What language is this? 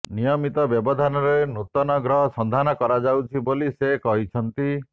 Odia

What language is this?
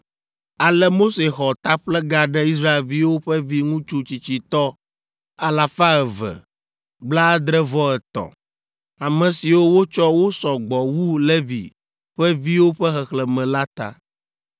Ewe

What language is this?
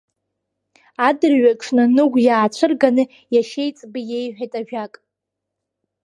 Abkhazian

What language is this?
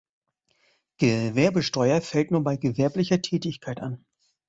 German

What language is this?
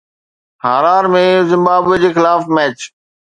Sindhi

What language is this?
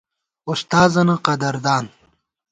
Gawar-Bati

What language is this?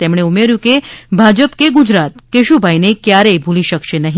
Gujarati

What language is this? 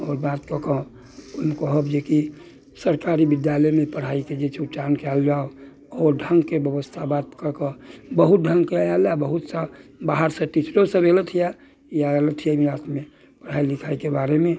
Maithili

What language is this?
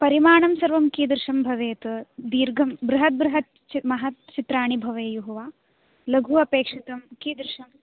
Sanskrit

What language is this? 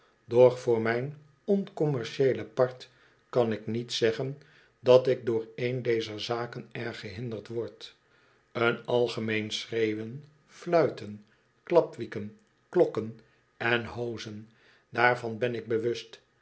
Dutch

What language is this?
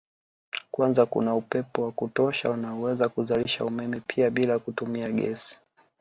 Swahili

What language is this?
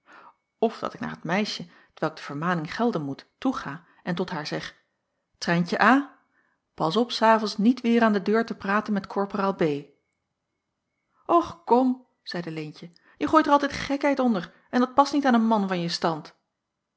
Dutch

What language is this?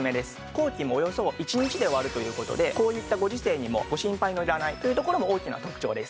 Japanese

